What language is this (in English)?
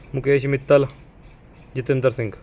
Punjabi